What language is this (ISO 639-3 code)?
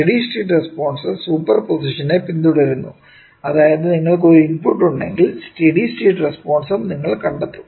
mal